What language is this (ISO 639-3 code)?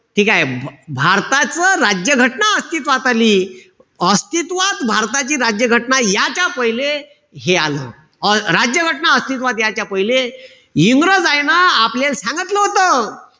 mar